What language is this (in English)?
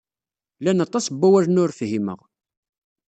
Kabyle